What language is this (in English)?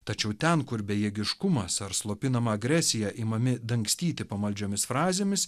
Lithuanian